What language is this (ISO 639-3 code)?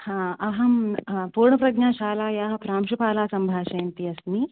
san